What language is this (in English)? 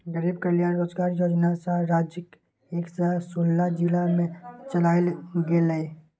Maithili